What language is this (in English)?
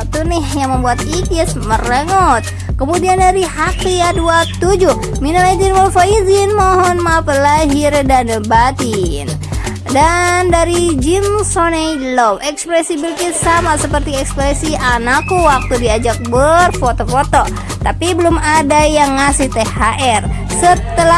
Indonesian